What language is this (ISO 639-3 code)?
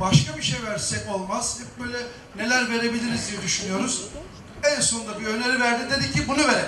tur